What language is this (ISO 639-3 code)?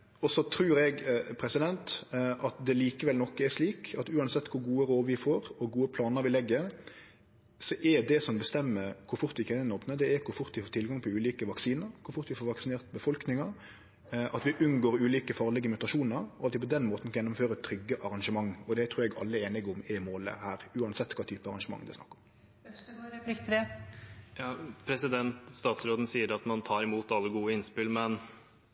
nor